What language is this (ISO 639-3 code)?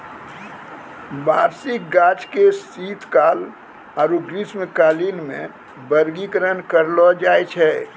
mai